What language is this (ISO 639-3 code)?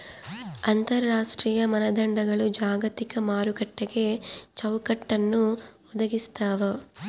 kan